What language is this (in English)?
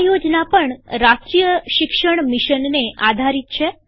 Gujarati